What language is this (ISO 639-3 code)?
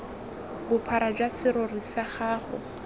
tsn